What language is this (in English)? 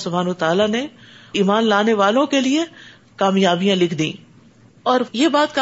Urdu